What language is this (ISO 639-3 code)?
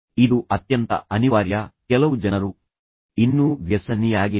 kan